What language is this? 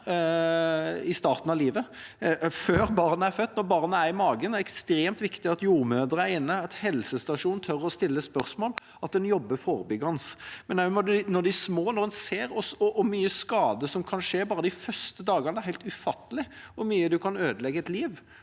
Norwegian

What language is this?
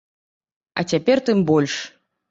Belarusian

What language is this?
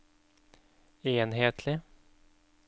Norwegian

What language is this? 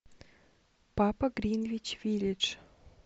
Russian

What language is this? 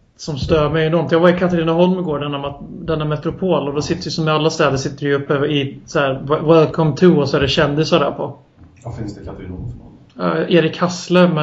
Swedish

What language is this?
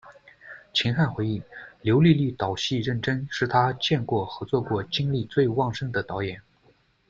Chinese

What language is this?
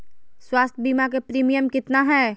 Magahi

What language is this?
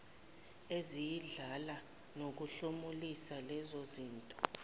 Zulu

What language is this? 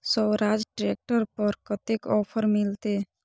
Maithili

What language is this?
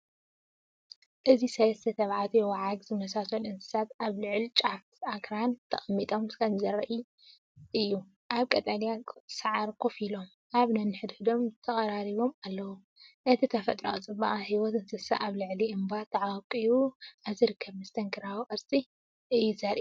Tigrinya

